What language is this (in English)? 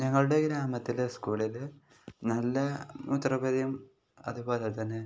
Malayalam